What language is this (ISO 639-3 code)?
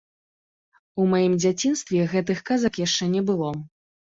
bel